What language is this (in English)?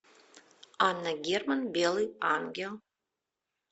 Russian